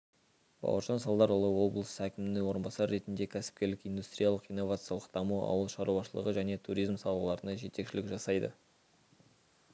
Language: Kazakh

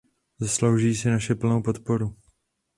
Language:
Czech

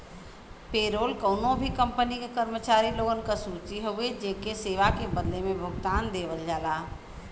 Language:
Bhojpuri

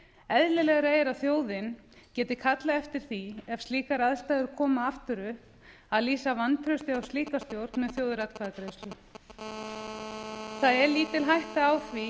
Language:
Icelandic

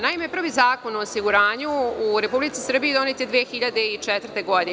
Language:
Serbian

